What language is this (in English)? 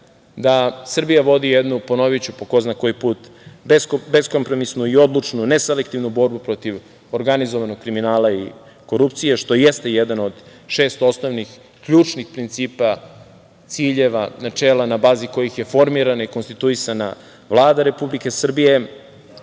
Serbian